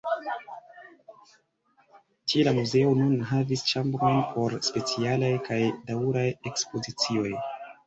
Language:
Esperanto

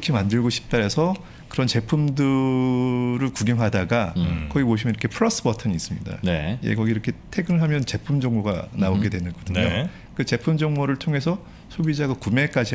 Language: Korean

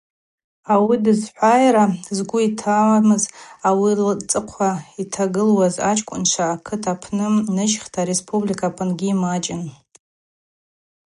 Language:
Abaza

